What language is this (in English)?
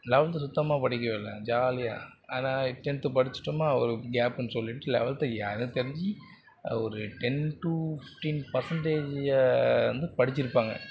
Tamil